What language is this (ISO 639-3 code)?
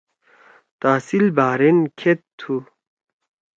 trw